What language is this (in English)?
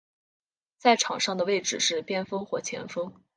Chinese